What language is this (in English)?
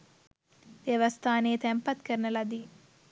Sinhala